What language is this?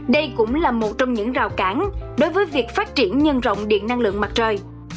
Vietnamese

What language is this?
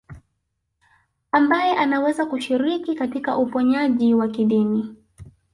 Swahili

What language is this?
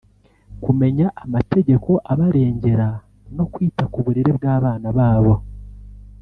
Kinyarwanda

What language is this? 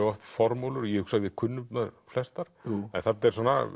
Icelandic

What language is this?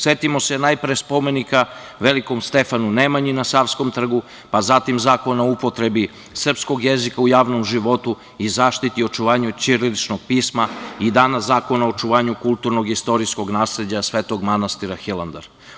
Serbian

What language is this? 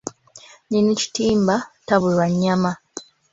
Ganda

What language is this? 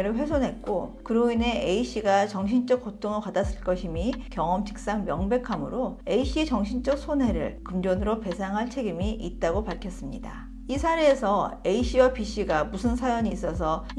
Korean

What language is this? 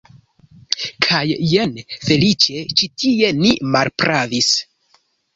Esperanto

